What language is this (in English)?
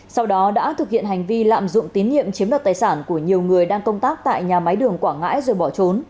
Vietnamese